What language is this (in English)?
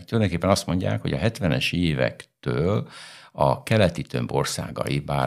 Hungarian